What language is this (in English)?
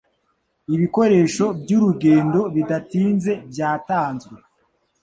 Kinyarwanda